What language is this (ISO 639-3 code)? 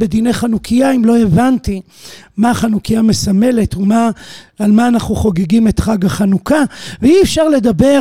heb